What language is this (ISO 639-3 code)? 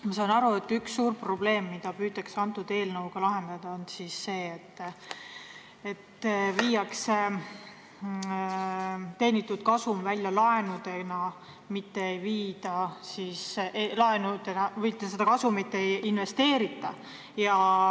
est